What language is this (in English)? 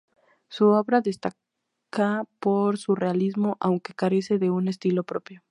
Spanish